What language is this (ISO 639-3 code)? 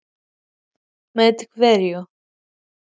isl